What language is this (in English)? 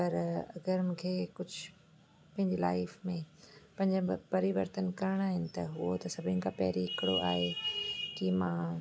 Sindhi